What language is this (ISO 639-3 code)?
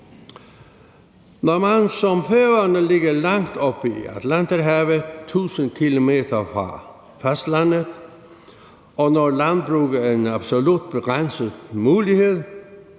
dan